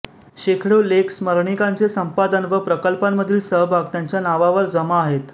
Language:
Marathi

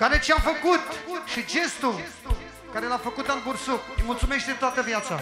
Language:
Romanian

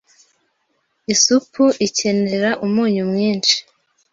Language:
Kinyarwanda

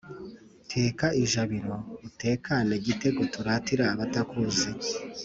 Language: Kinyarwanda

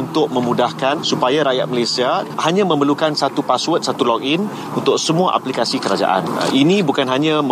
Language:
Malay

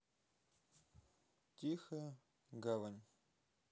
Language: Russian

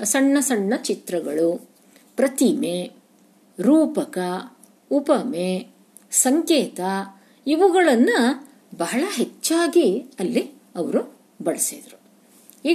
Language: Kannada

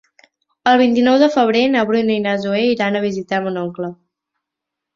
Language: Catalan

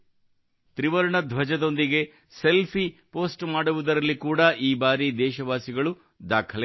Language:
Kannada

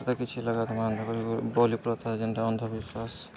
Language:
Odia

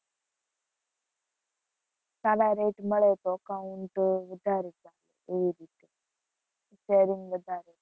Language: Gujarati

